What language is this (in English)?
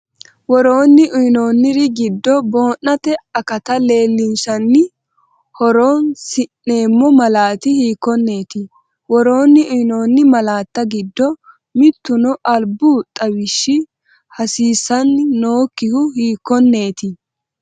Sidamo